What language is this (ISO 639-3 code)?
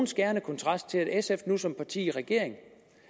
dan